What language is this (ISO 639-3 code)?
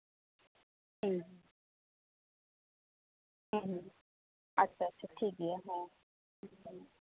sat